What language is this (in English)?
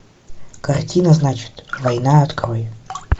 Russian